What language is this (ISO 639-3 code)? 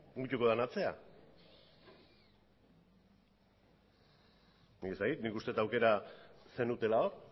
eus